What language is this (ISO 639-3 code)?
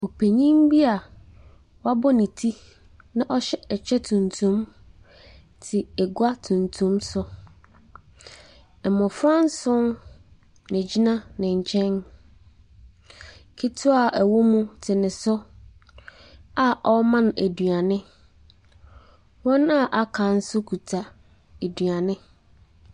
aka